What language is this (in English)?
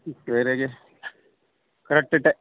Kannada